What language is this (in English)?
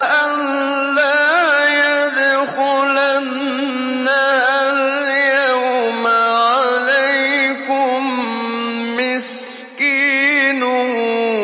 Arabic